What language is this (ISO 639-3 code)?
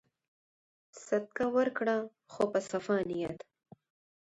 pus